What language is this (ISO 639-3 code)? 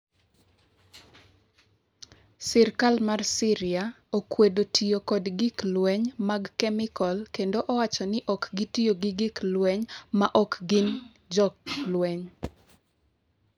luo